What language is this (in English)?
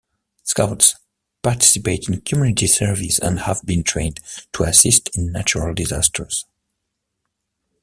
English